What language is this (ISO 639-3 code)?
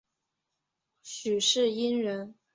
zho